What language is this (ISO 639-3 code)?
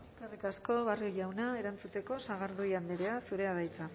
eus